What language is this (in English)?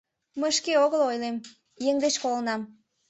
Mari